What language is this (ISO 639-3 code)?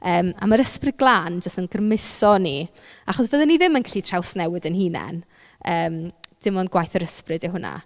cym